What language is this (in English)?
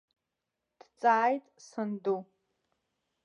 Abkhazian